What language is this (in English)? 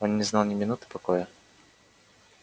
Russian